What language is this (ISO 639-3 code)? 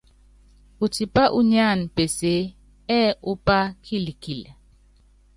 yav